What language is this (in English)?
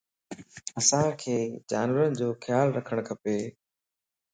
Lasi